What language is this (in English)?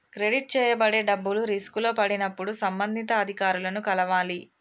Telugu